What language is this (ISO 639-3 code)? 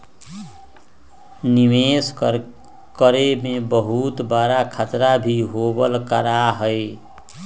mag